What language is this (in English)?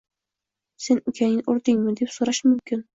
Uzbek